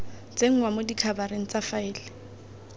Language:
Tswana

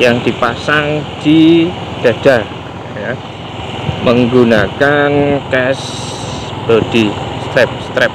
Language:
Indonesian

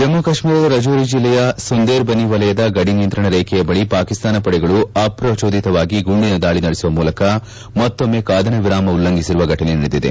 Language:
Kannada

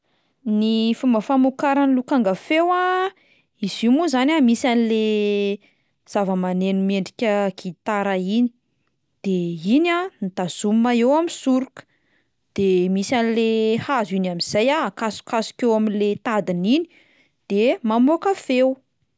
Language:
Malagasy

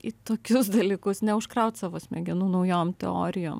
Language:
Lithuanian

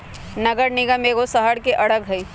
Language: Magahi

